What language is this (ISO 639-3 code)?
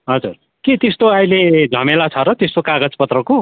nep